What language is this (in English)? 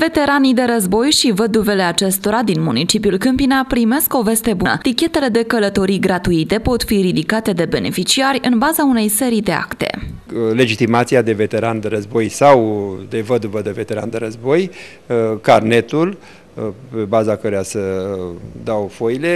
Romanian